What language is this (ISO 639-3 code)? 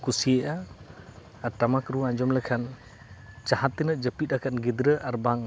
sat